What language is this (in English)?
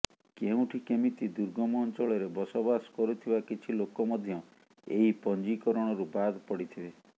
Odia